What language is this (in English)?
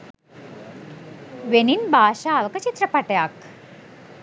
Sinhala